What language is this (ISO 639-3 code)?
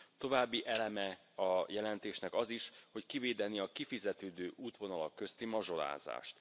hun